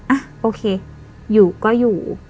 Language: Thai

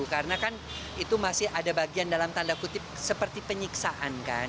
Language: Indonesian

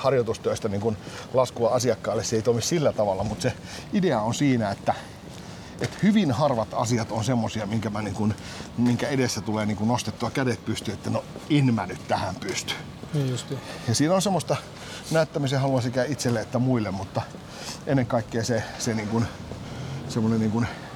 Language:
Finnish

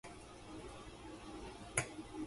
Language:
Japanese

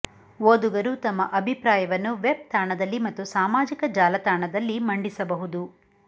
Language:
Kannada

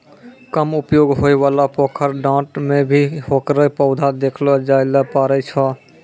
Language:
Maithili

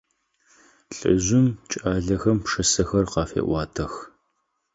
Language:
Adyghe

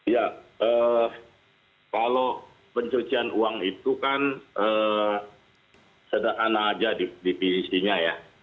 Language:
Indonesian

